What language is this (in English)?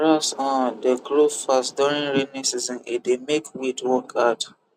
Nigerian Pidgin